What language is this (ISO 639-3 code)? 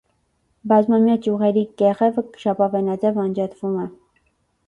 hye